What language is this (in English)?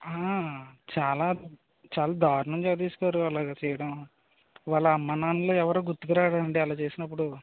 Telugu